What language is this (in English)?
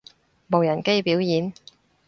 Cantonese